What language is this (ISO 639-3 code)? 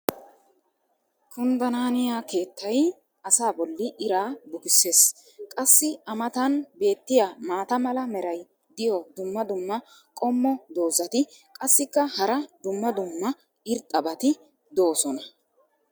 wal